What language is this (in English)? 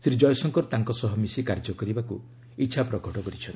Odia